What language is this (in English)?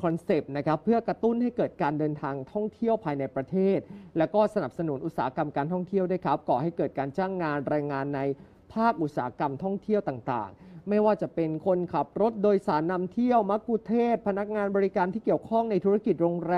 Thai